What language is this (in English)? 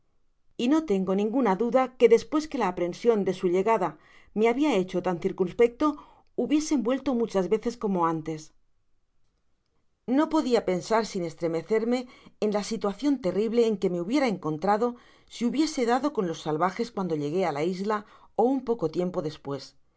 Spanish